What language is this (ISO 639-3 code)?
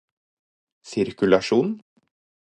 nob